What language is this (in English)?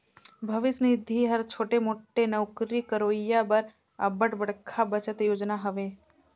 Chhattisgarhi